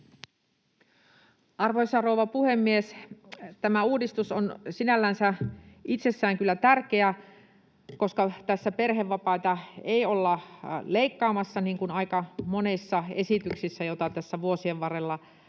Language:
Finnish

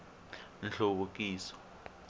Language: Tsonga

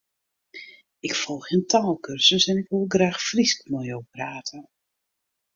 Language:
Western Frisian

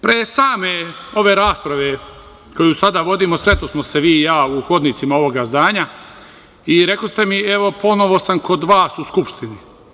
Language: Serbian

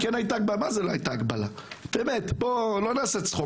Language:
Hebrew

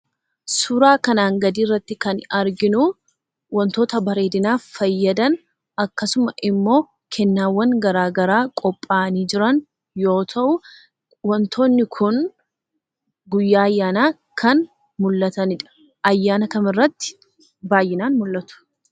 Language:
Oromo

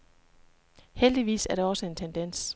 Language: Danish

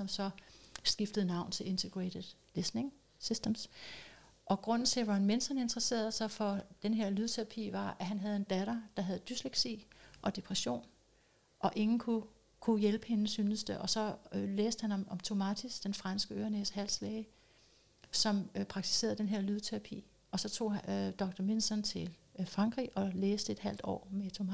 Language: Danish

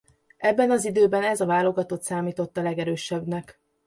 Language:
Hungarian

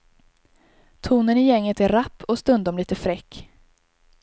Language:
Swedish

